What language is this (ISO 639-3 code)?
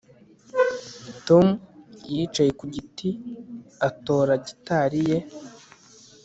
kin